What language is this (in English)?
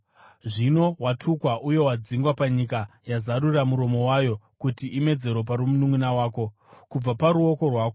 Shona